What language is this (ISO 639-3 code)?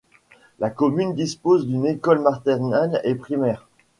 fra